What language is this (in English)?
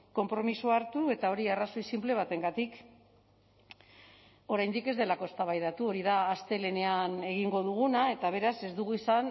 Basque